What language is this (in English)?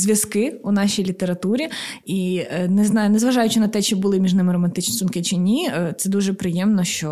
Ukrainian